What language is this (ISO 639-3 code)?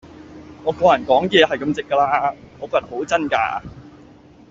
yue